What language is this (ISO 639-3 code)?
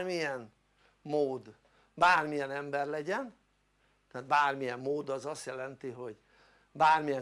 hun